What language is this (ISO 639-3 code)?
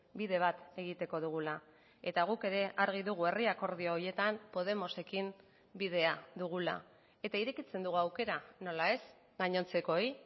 eus